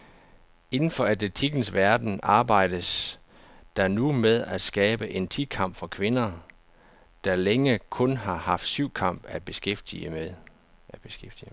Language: Danish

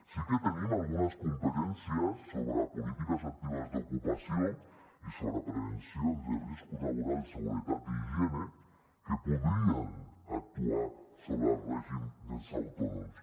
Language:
Catalan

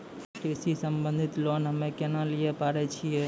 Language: Maithili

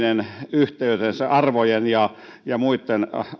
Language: Finnish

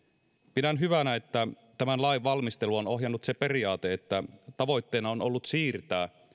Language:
Finnish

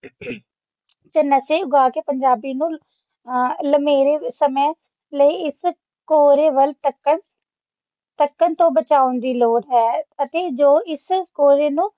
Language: Punjabi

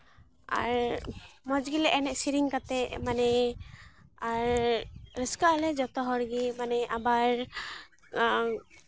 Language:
Santali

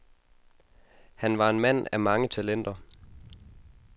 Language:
Danish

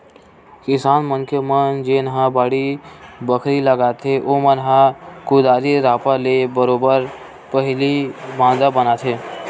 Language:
Chhattisgarhi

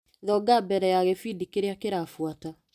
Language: Kikuyu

